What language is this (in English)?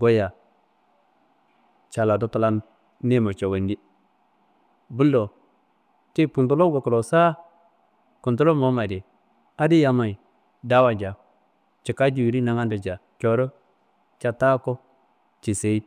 Kanembu